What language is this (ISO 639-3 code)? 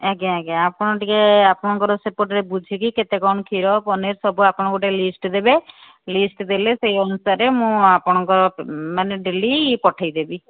ori